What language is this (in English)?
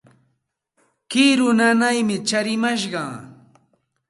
Santa Ana de Tusi Pasco Quechua